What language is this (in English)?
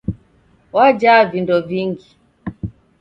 Taita